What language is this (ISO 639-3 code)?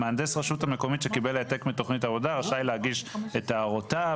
heb